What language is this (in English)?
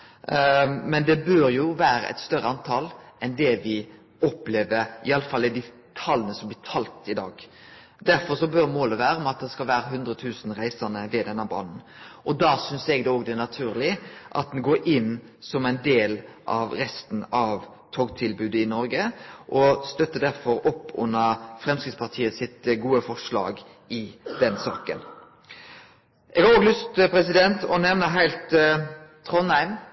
Norwegian Nynorsk